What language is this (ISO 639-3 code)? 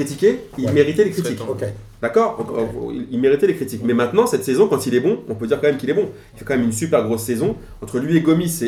fra